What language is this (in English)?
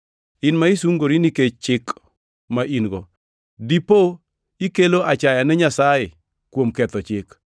Luo (Kenya and Tanzania)